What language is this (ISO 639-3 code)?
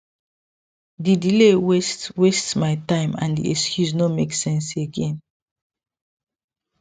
pcm